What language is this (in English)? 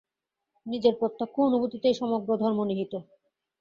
Bangla